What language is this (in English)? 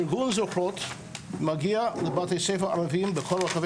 Hebrew